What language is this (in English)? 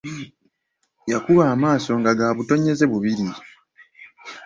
Ganda